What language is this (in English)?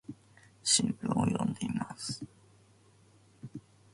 Japanese